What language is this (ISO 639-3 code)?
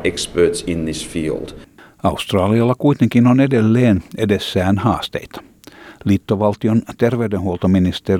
fin